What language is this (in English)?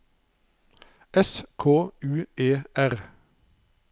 Norwegian